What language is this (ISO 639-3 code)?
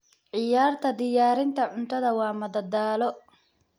som